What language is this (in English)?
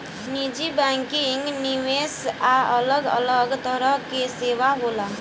Bhojpuri